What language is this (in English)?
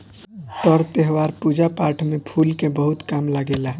Bhojpuri